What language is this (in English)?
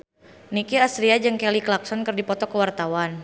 Sundanese